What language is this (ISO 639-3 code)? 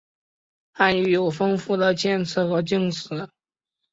zho